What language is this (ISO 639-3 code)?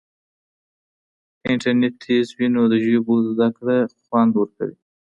pus